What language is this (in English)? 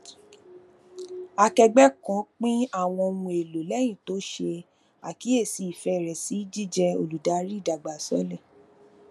Yoruba